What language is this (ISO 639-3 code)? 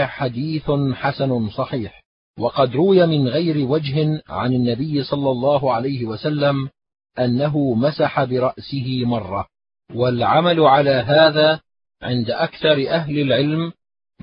ara